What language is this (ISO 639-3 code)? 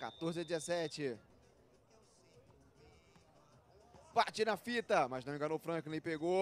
por